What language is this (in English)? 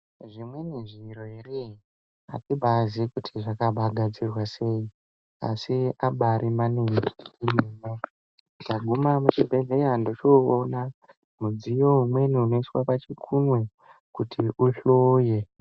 Ndau